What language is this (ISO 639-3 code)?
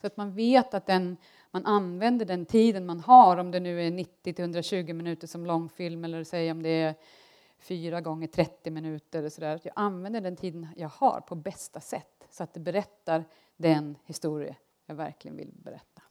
swe